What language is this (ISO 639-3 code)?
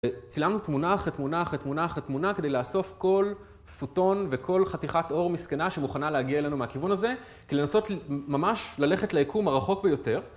heb